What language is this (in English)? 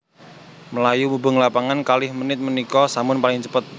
Javanese